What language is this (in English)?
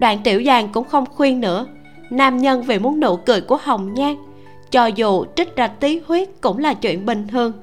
Vietnamese